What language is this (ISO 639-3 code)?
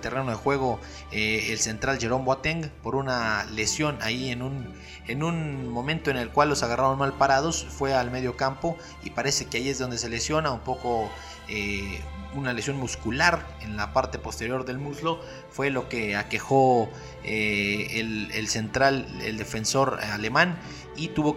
spa